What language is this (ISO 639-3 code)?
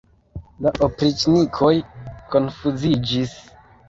epo